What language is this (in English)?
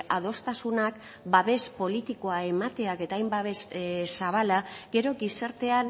Basque